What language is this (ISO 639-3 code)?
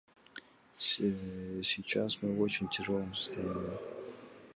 kir